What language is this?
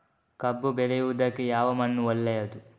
Kannada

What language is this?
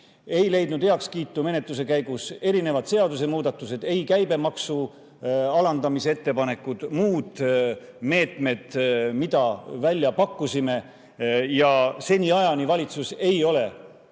Estonian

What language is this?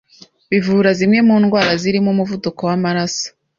Kinyarwanda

